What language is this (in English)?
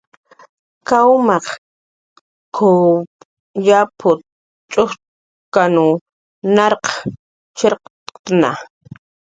Jaqaru